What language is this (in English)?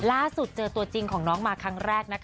Thai